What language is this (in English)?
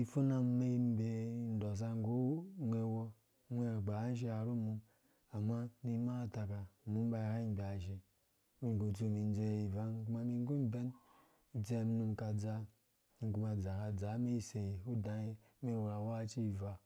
Dũya